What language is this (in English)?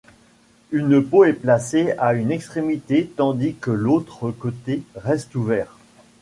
French